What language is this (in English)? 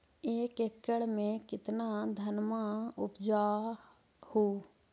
Magahi